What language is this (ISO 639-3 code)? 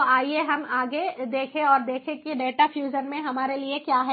hin